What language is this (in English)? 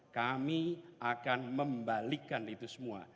Indonesian